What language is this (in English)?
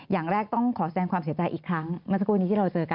Thai